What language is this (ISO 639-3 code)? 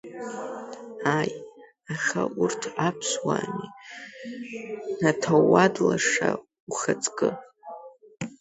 abk